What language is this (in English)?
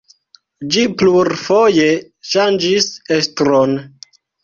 Esperanto